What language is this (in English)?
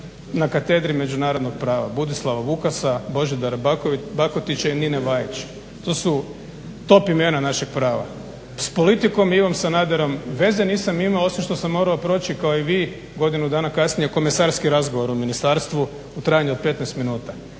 Croatian